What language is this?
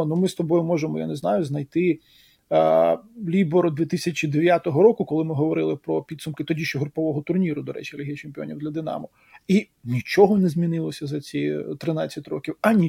Ukrainian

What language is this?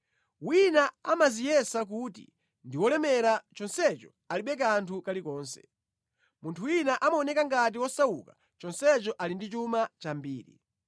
Nyanja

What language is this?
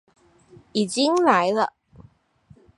Chinese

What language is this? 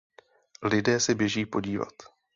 Czech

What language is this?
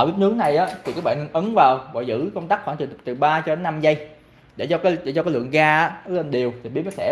Vietnamese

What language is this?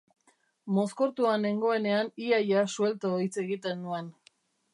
Basque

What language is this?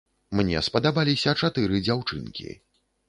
Belarusian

